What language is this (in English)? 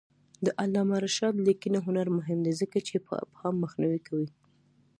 Pashto